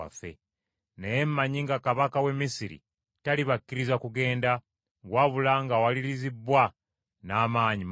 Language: Ganda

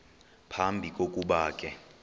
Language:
Xhosa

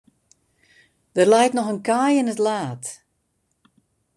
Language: Western Frisian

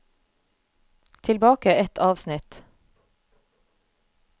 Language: Norwegian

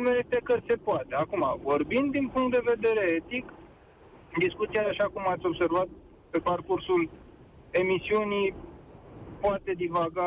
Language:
Romanian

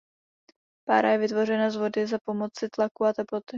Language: Czech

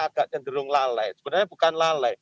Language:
Indonesian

